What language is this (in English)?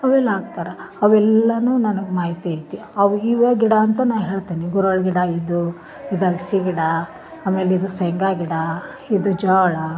Kannada